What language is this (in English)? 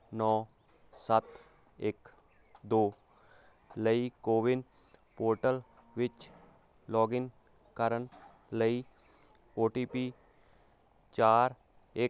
Punjabi